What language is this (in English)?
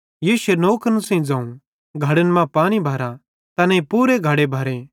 Bhadrawahi